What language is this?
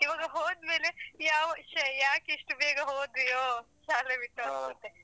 Kannada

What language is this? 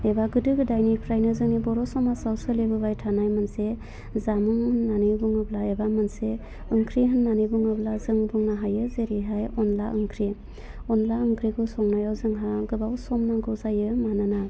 Bodo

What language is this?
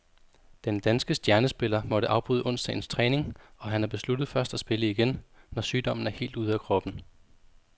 Danish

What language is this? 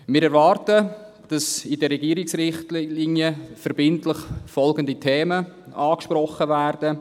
Swiss German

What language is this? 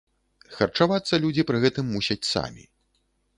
Belarusian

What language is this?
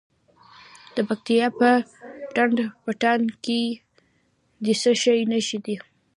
Pashto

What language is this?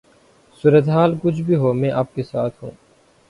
Urdu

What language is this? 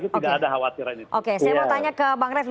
Indonesian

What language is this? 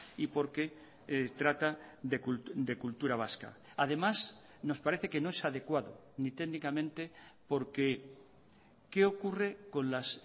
Spanish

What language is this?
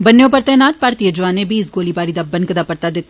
Dogri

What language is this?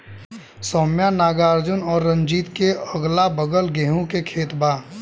Bhojpuri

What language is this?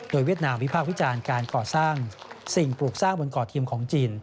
Thai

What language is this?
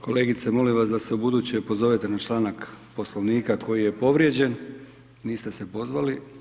Croatian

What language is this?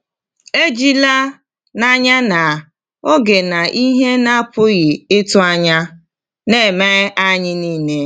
Igbo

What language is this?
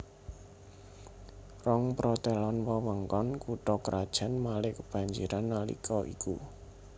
Javanese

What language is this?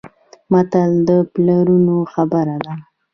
Pashto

